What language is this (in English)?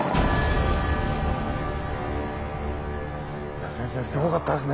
Japanese